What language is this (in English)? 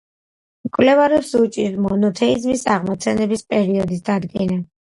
Georgian